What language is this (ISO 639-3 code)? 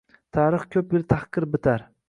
uzb